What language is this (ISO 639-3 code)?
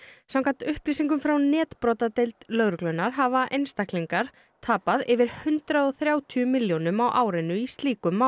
isl